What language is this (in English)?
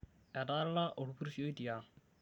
Masai